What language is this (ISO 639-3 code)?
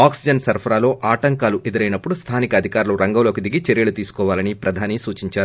tel